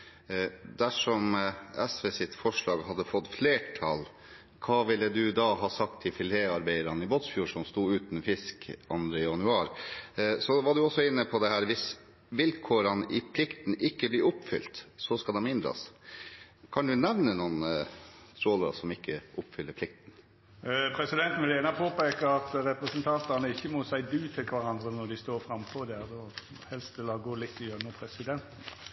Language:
Norwegian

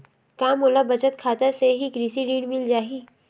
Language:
Chhattisgarhi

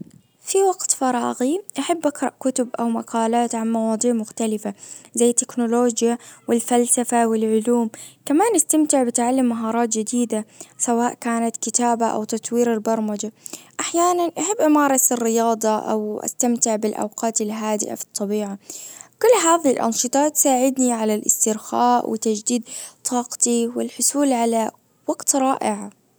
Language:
Najdi Arabic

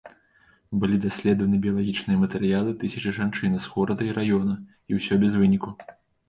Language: Belarusian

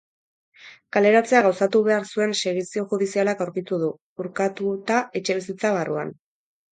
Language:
Basque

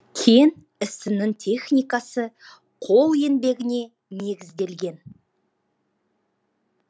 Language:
Kazakh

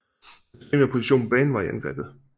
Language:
Danish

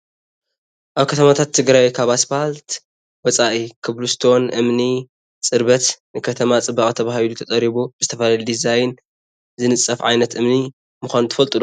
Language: Tigrinya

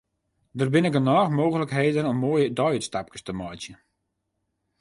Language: Western Frisian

